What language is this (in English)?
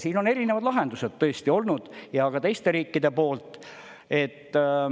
Estonian